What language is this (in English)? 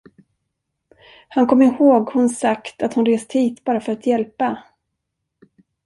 Swedish